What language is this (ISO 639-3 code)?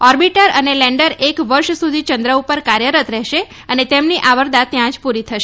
guj